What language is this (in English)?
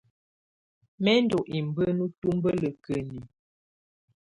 Tunen